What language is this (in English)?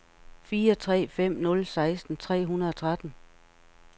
Danish